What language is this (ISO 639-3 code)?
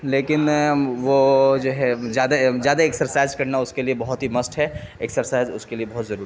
urd